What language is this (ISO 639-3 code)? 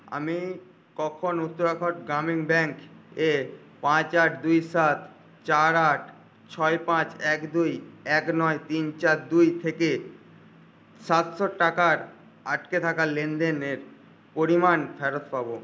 ben